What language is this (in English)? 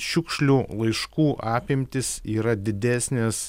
Lithuanian